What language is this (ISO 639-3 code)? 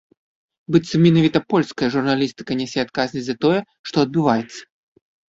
bel